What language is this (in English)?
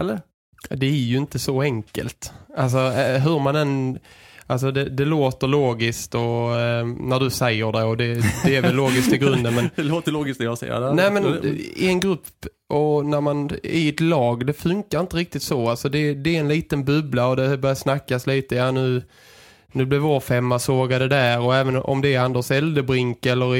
Swedish